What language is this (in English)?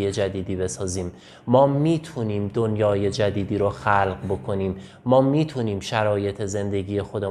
Persian